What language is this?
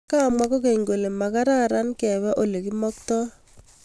Kalenjin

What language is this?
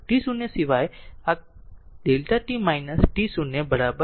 Gujarati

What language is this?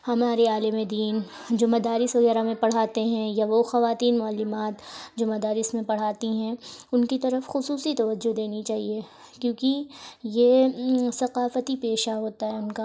Urdu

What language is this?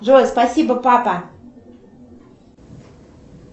Russian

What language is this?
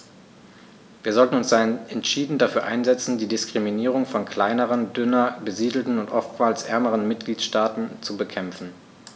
German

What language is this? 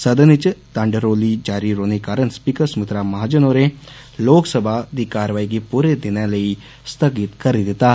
Dogri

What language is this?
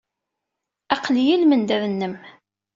Kabyle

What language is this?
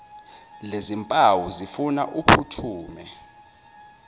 Zulu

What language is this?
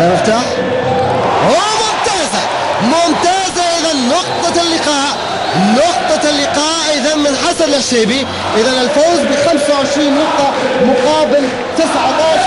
Arabic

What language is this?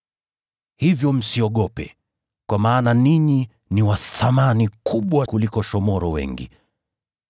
Swahili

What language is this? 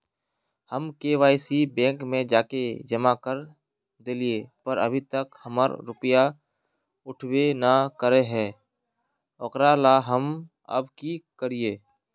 Magahi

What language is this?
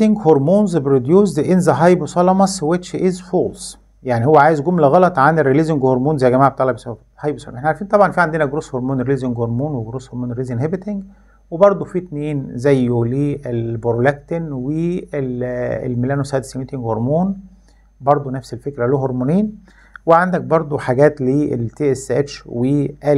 Arabic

